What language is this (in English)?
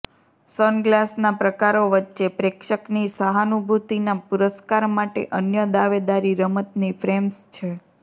Gujarati